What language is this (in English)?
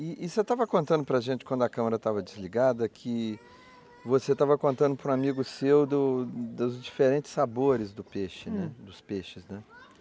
Portuguese